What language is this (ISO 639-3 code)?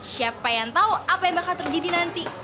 ind